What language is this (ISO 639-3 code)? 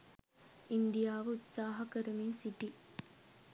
sin